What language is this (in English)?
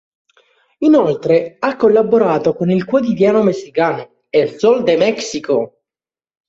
Italian